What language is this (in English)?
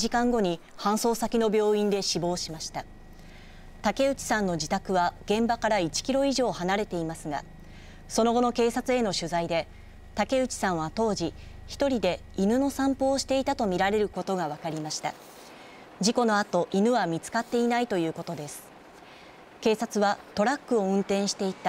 Japanese